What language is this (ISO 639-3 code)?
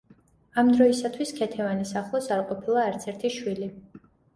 kat